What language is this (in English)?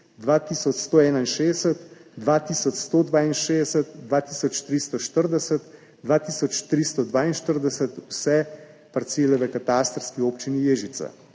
Slovenian